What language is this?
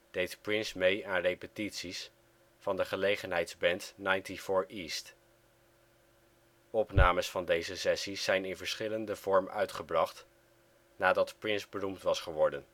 Dutch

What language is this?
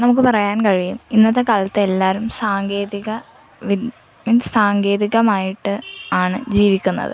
Malayalam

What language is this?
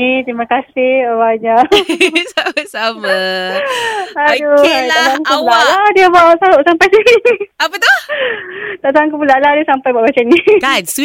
Malay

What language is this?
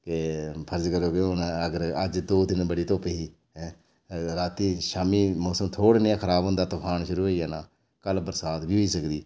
Dogri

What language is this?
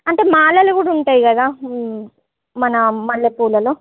Telugu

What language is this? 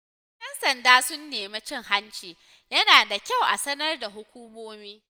Hausa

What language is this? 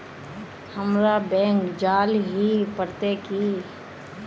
Magahi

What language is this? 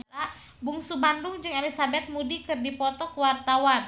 Sundanese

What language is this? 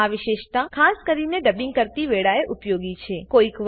Gujarati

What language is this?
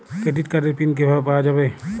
Bangla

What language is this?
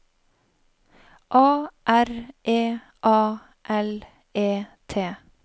Norwegian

